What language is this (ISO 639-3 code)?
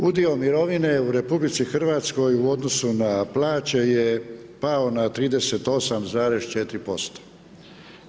hrv